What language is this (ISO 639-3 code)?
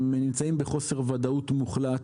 heb